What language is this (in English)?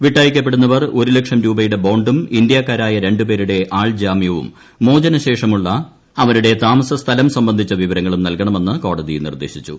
Malayalam